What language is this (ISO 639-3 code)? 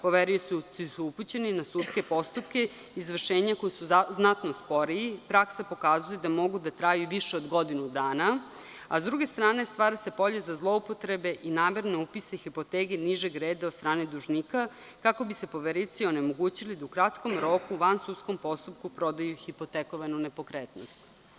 srp